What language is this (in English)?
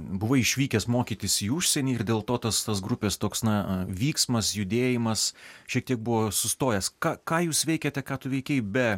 Lithuanian